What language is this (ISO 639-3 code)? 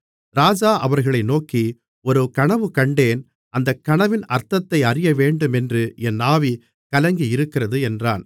tam